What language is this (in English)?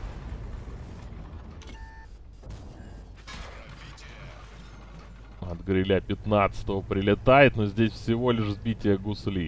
Russian